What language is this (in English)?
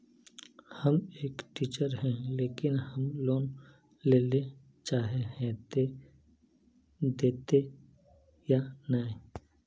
Magahi